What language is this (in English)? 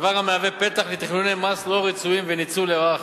Hebrew